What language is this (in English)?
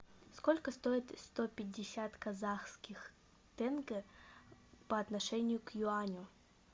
Russian